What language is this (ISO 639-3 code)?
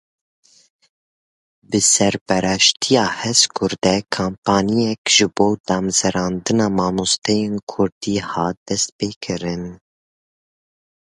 kur